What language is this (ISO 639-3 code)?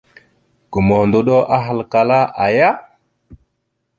mxu